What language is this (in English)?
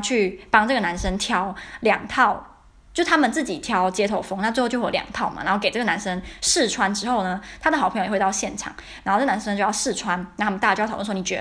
Chinese